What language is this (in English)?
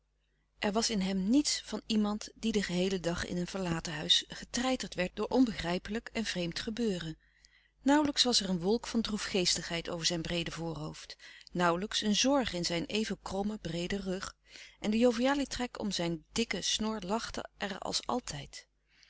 Dutch